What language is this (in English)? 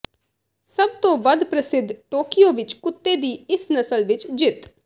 Punjabi